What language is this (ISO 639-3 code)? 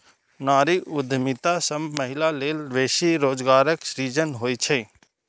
mai